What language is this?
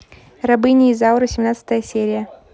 Russian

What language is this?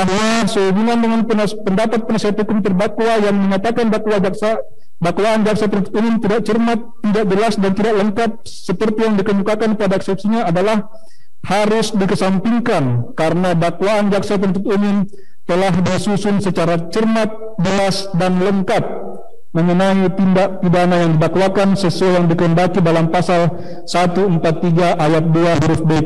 Indonesian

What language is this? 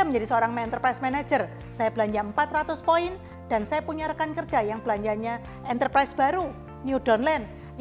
Indonesian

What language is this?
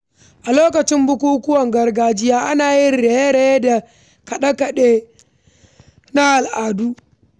Hausa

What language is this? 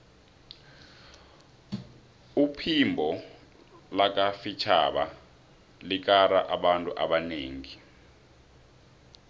South Ndebele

